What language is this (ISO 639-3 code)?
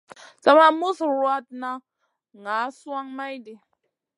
mcn